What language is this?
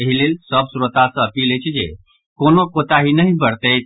Maithili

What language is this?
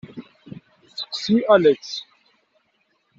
Kabyle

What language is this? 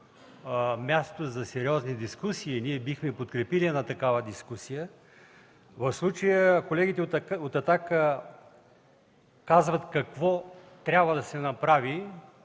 Bulgarian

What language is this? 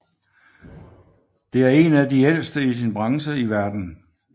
Danish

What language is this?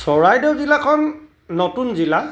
Assamese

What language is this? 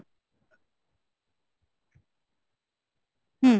Bangla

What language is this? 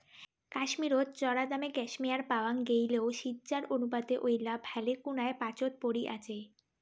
Bangla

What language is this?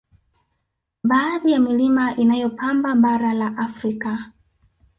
Swahili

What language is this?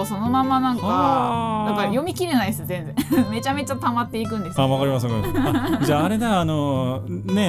Japanese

